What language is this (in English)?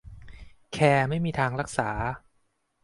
Thai